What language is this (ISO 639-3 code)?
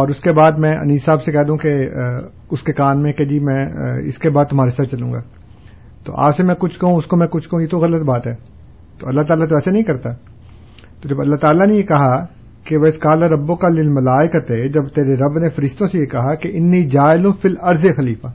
urd